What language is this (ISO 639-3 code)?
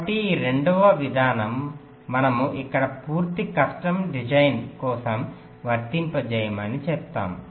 tel